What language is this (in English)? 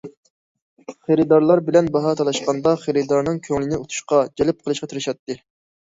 Uyghur